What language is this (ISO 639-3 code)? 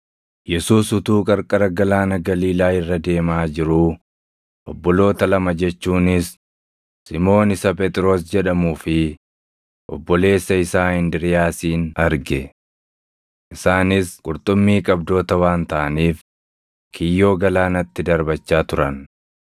orm